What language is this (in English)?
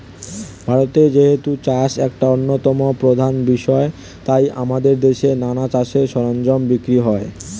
Bangla